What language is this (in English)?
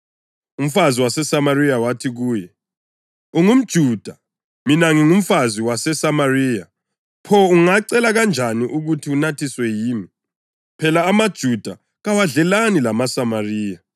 North Ndebele